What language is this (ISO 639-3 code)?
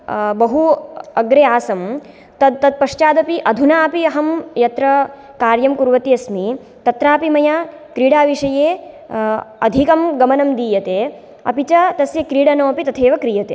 san